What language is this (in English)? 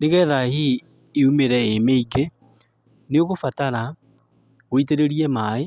Kikuyu